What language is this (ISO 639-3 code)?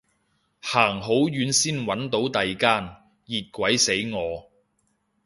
yue